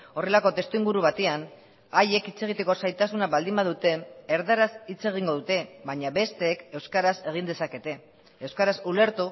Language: Basque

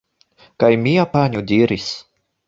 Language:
Esperanto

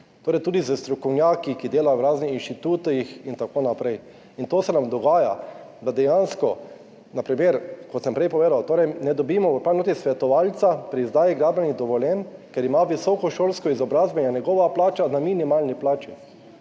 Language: Slovenian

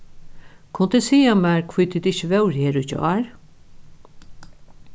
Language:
Faroese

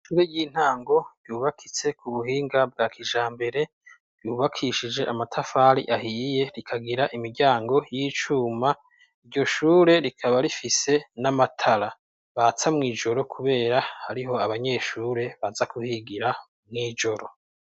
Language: Rundi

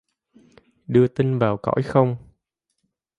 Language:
Vietnamese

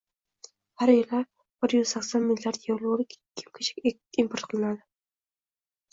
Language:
Uzbek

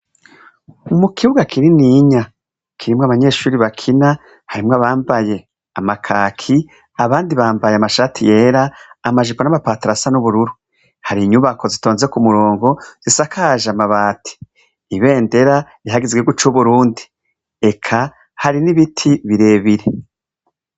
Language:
Rundi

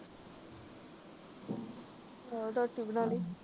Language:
Punjabi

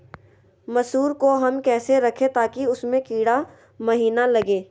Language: Magahi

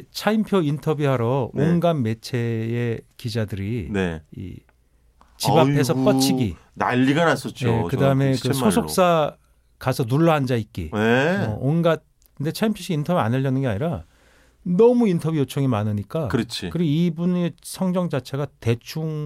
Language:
Korean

